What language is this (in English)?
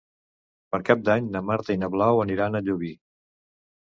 Catalan